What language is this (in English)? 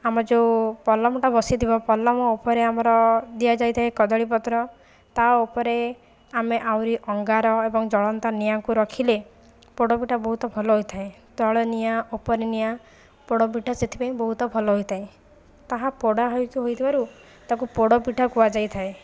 Odia